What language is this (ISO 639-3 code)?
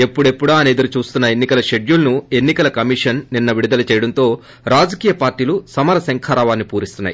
tel